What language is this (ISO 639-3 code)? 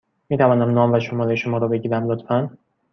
fas